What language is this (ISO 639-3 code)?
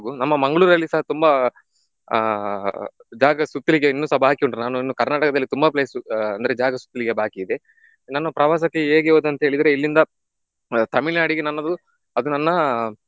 kan